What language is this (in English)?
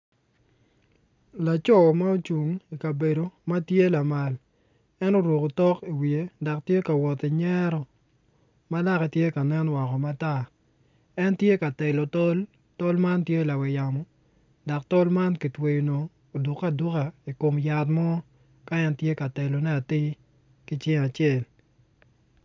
Acoli